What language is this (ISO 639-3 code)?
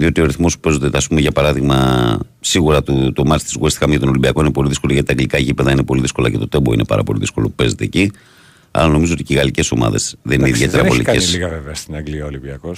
ell